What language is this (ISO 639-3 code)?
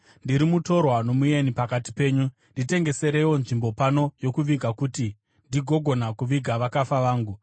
sna